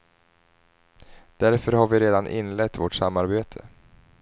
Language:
Swedish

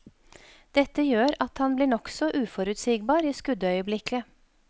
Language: Norwegian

